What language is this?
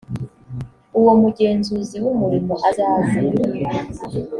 Kinyarwanda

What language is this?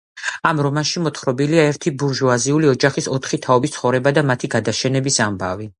Georgian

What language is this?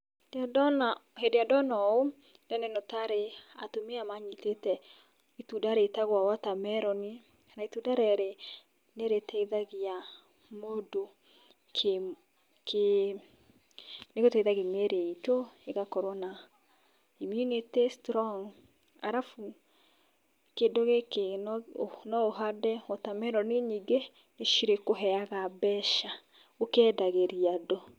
Kikuyu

